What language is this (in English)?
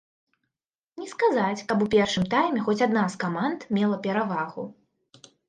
Belarusian